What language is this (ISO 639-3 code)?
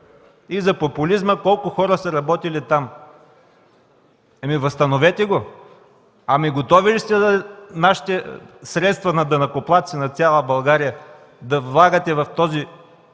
bul